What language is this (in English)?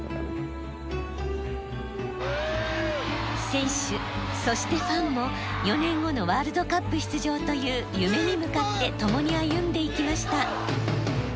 Japanese